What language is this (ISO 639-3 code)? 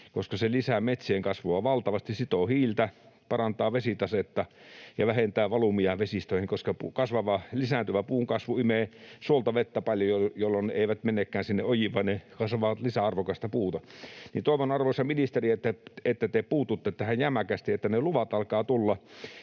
fin